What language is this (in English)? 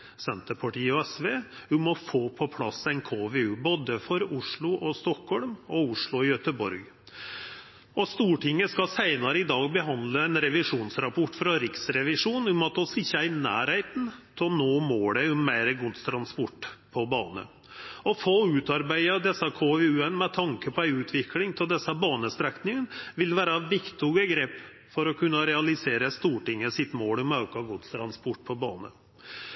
Norwegian Nynorsk